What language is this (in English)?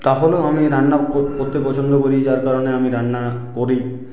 Bangla